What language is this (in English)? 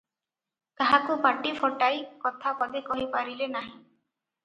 Odia